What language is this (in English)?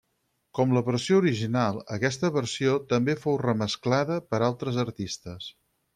Catalan